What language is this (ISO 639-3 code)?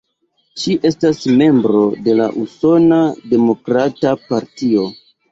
epo